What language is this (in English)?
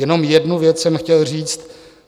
Czech